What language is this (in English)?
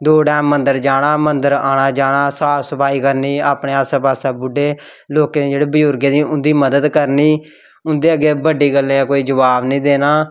Dogri